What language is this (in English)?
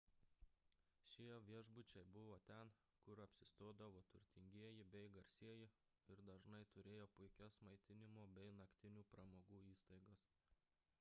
Lithuanian